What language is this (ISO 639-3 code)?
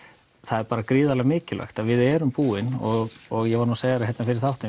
isl